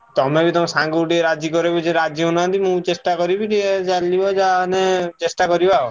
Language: Odia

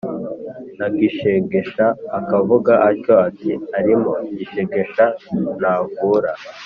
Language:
Kinyarwanda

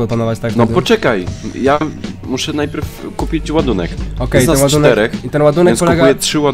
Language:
Polish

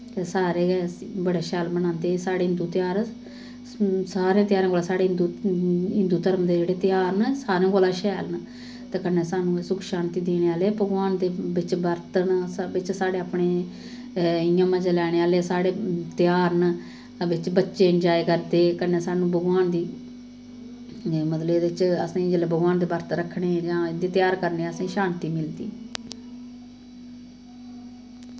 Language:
Dogri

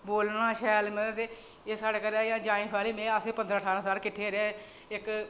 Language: Dogri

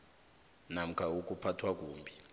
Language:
South Ndebele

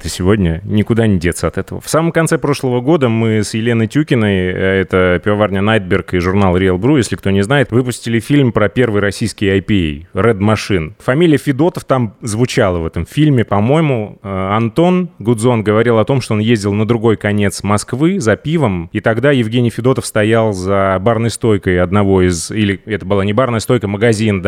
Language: Russian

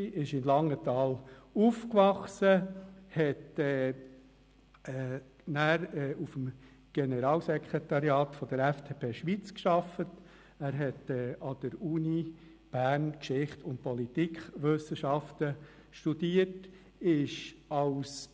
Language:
Swiss German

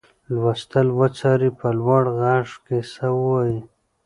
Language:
Pashto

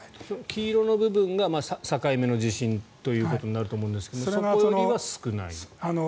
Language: Japanese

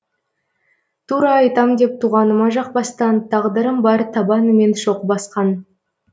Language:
Kazakh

